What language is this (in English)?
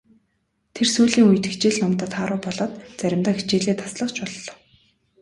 Mongolian